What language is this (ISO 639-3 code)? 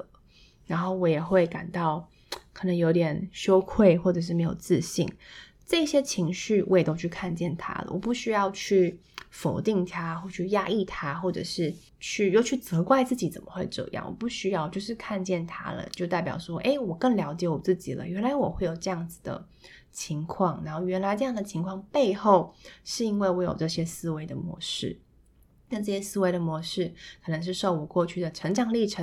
zho